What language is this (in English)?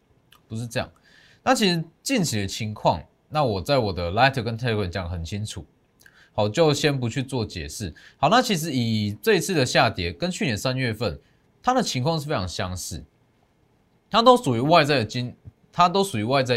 Chinese